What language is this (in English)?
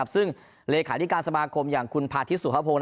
Thai